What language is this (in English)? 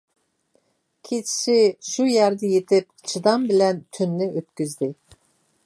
Uyghur